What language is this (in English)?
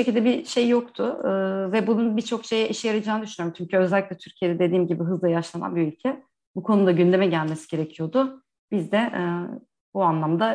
Turkish